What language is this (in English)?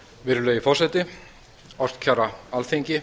Icelandic